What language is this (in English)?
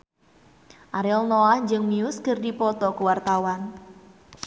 Sundanese